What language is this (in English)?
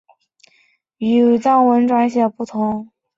Chinese